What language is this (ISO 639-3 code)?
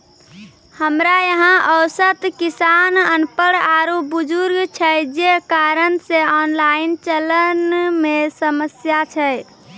mai